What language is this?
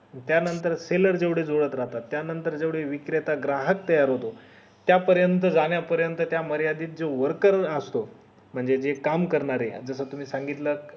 Marathi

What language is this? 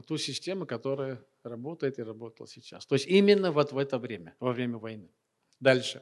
Russian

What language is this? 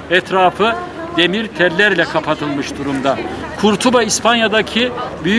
Turkish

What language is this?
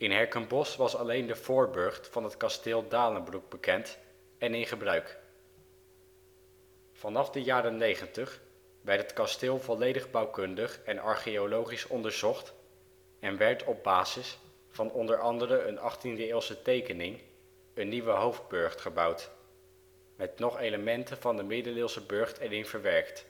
Dutch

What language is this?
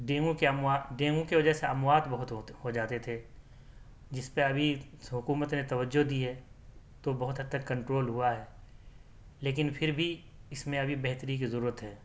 Urdu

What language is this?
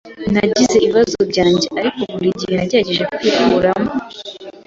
Kinyarwanda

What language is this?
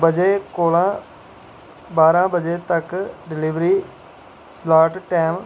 Dogri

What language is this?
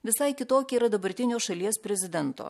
Lithuanian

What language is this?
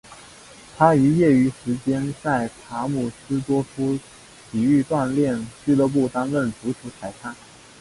Chinese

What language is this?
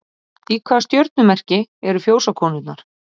Icelandic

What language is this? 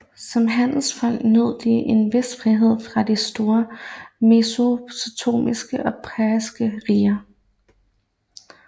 Danish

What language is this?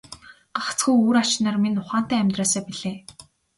Mongolian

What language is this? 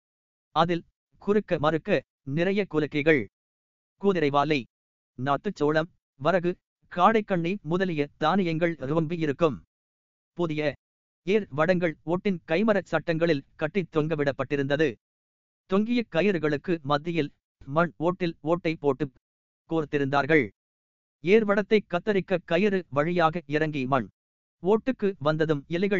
Tamil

